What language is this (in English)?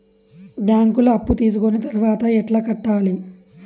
Telugu